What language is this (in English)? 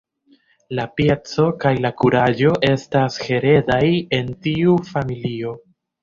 Esperanto